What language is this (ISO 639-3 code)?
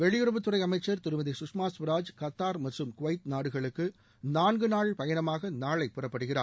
tam